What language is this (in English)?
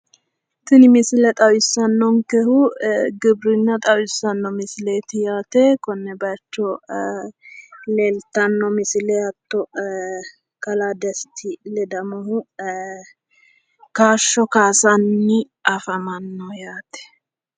Sidamo